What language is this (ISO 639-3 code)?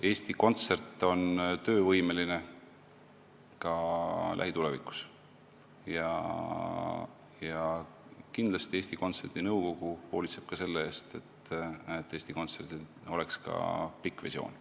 est